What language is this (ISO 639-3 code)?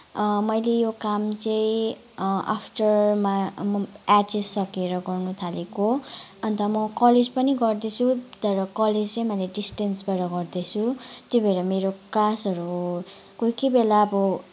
nep